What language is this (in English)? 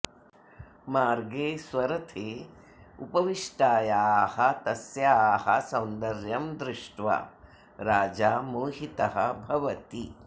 Sanskrit